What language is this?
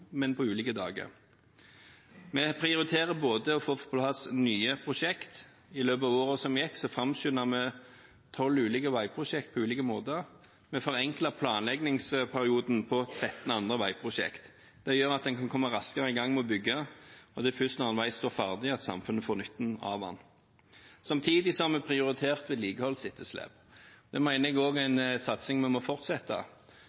Norwegian Bokmål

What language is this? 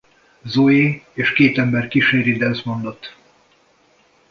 Hungarian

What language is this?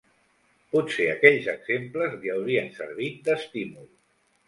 Catalan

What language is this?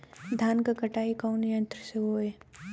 Bhojpuri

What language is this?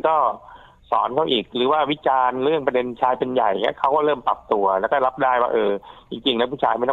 Thai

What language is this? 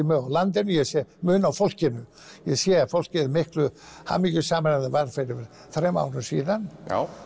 Icelandic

